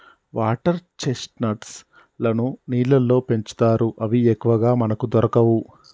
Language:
Telugu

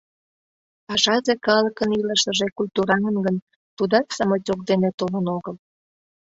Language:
Mari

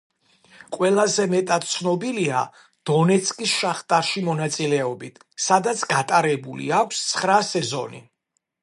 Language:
Georgian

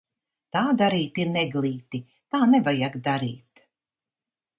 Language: Latvian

